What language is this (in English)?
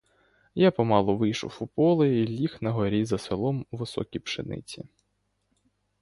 Ukrainian